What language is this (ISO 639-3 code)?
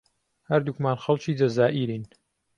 ckb